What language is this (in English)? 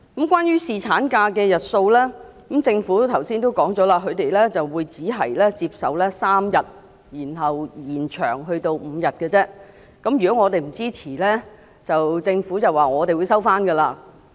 Cantonese